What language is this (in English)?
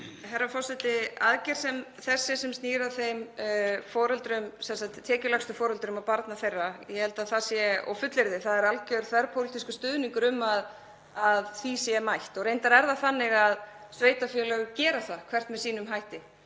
Icelandic